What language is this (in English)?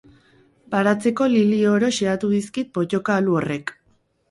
Basque